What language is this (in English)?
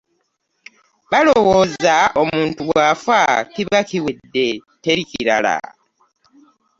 Ganda